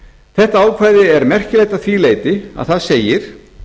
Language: Icelandic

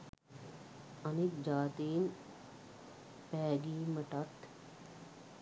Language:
Sinhala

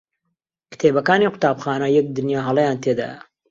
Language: Central Kurdish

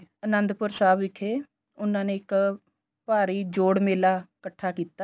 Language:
Punjabi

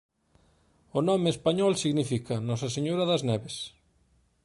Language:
Galician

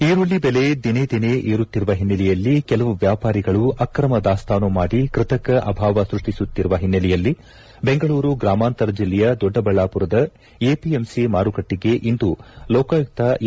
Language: Kannada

